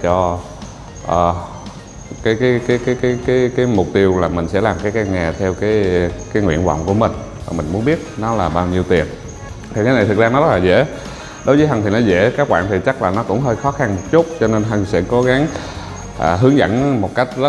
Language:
Vietnamese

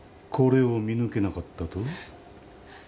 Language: Japanese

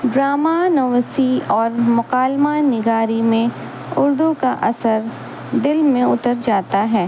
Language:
Urdu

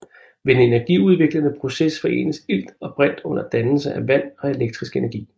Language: Danish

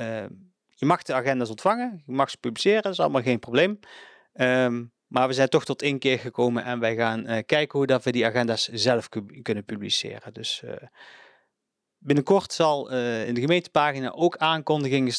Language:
Dutch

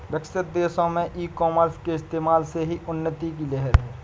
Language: Hindi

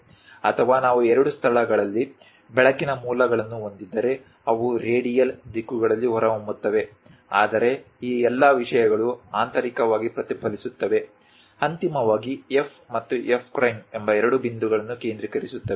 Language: Kannada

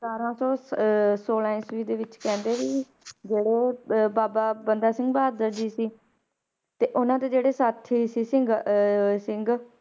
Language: Punjabi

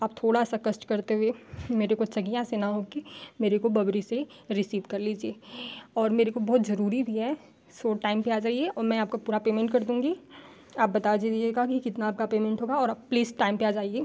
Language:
Hindi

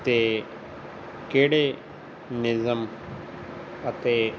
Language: Punjabi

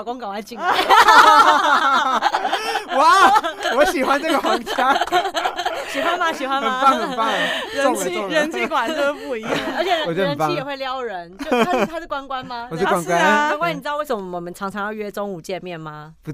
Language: Chinese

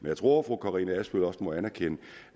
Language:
Danish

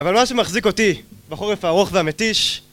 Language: Hebrew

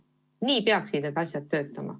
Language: Estonian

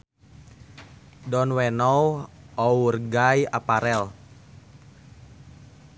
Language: Sundanese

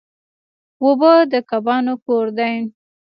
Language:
Pashto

